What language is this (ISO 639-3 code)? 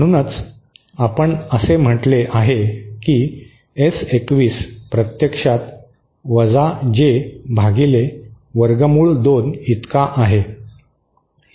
mar